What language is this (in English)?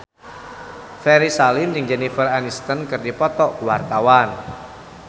Sundanese